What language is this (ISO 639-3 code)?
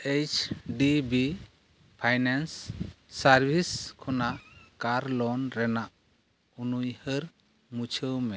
sat